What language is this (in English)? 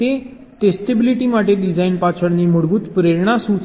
Gujarati